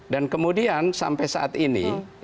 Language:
Indonesian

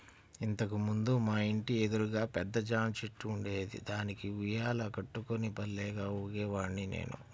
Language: Telugu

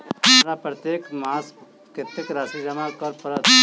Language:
Maithili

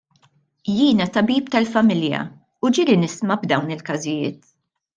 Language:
Maltese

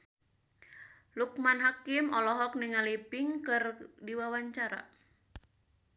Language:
Sundanese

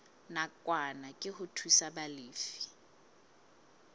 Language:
Southern Sotho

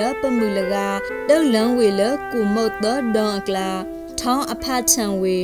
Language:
Vietnamese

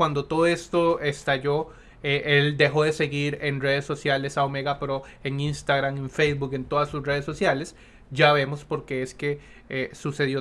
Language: Spanish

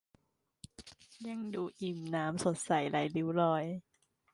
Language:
Thai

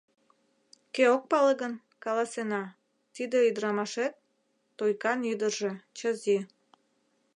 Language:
Mari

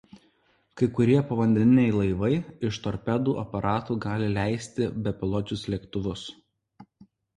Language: Lithuanian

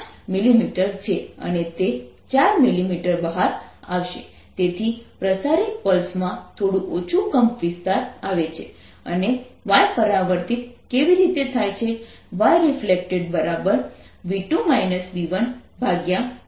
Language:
Gujarati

